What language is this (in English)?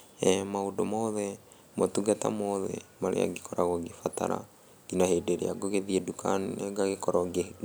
Kikuyu